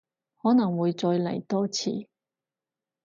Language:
Cantonese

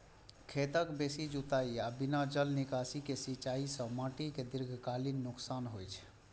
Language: Maithili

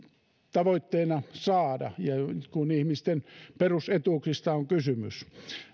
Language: Finnish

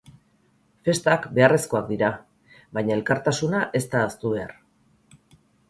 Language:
Basque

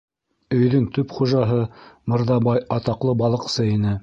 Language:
Bashkir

